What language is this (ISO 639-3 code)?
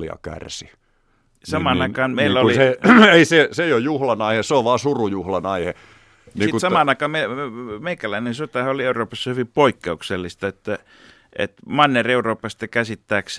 fin